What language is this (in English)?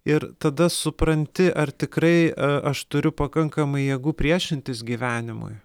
Lithuanian